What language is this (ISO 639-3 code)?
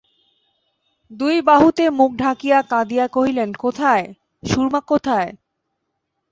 ben